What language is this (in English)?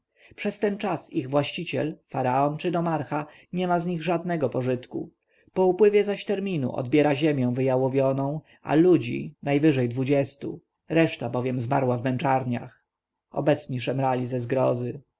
Polish